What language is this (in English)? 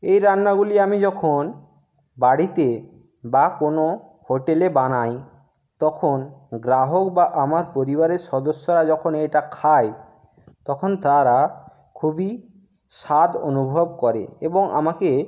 Bangla